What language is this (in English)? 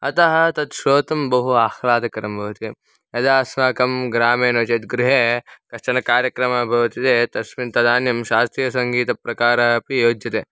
Sanskrit